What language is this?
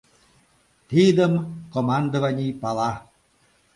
Mari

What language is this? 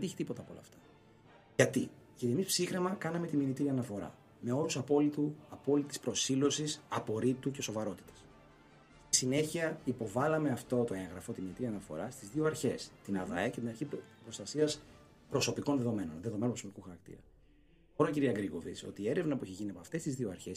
Greek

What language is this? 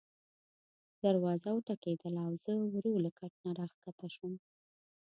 Pashto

